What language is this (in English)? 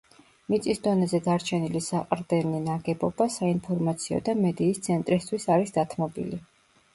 Georgian